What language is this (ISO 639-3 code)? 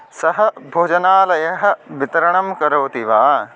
san